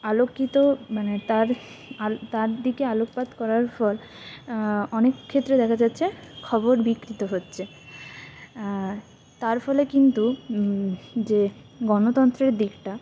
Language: Bangla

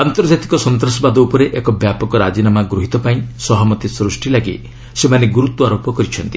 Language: Odia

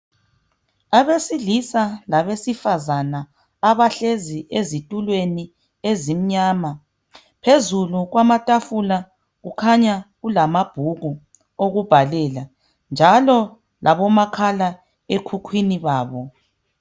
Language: North Ndebele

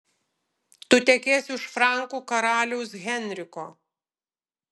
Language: Lithuanian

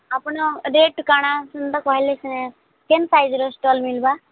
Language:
Odia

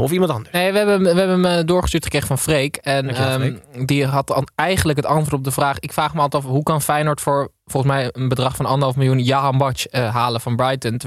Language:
Dutch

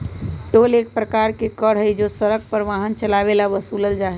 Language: Magahi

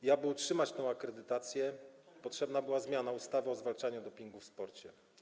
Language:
Polish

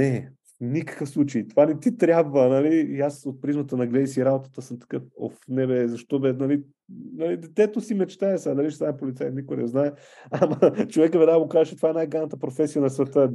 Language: Bulgarian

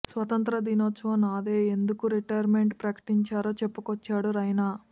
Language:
Telugu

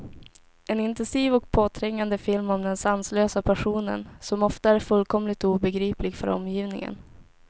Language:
Swedish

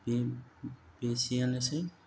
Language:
Bodo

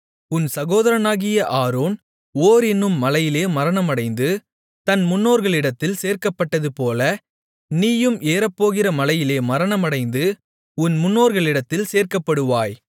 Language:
Tamil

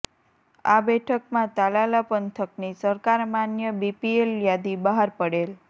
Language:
Gujarati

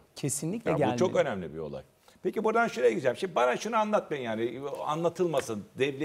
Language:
Turkish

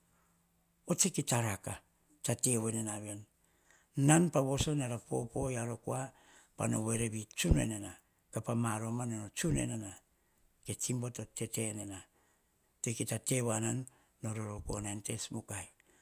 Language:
Hahon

